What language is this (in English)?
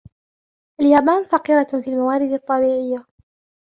Arabic